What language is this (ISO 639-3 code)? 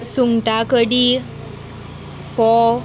kok